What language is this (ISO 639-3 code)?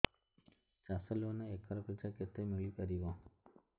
ori